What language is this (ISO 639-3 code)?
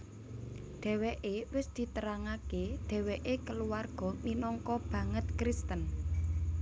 jav